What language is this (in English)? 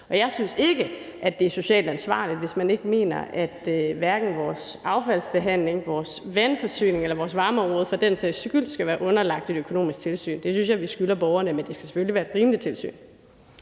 Danish